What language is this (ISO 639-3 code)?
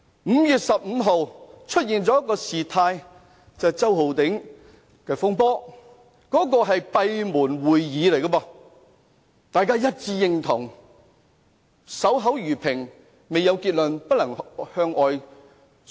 yue